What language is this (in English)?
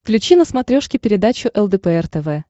Russian